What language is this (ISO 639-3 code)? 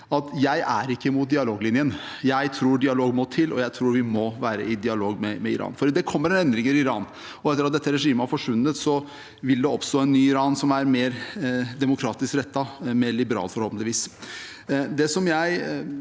nor